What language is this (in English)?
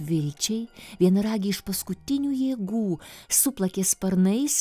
Lithuanian